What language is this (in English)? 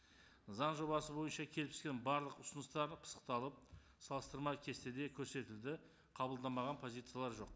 Kazakh